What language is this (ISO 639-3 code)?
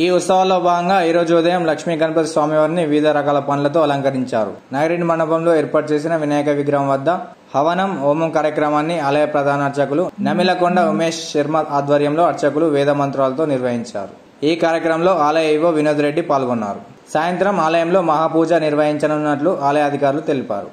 tel